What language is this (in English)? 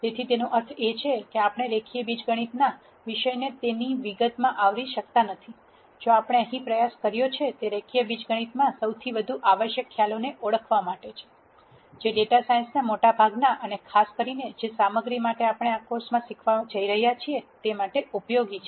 Gujarati